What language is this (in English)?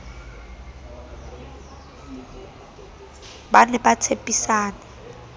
Southern Sotho